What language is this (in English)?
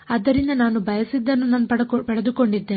Kannada